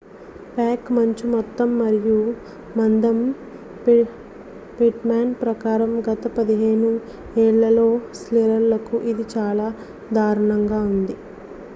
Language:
Telugu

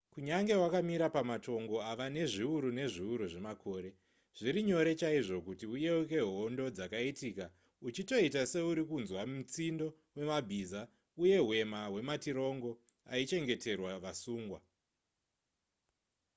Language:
Shona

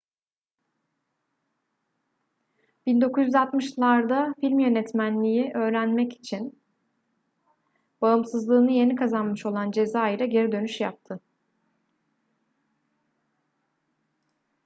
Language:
Turkish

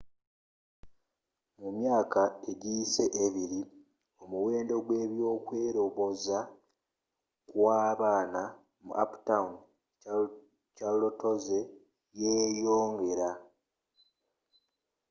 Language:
Ganda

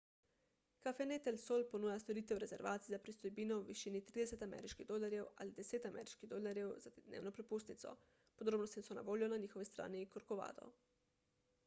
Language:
Slovenian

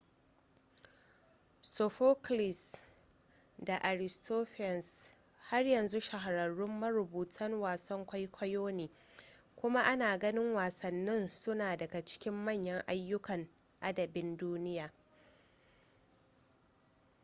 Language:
Hausa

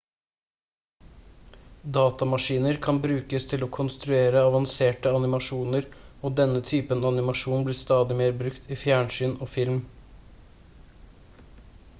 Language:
Norwegian Bokmål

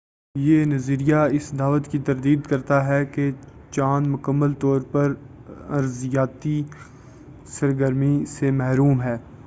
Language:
Urdu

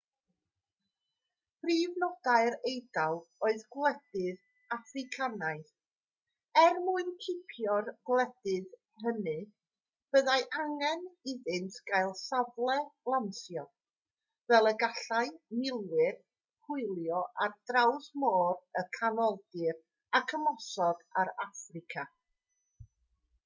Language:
Welsh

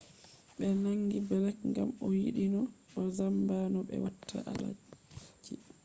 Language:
Fula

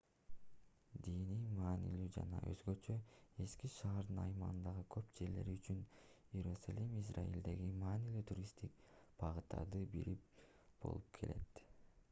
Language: Kyrgyz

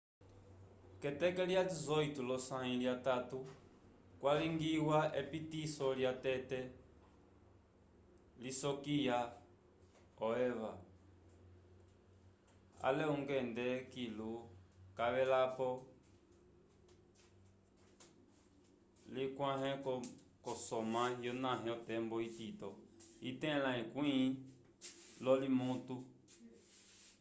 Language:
Umbundu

